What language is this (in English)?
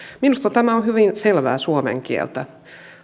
Finnish